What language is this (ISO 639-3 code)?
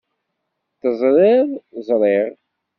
kab